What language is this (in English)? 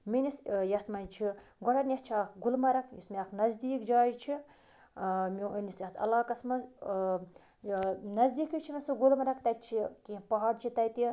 Kashmiri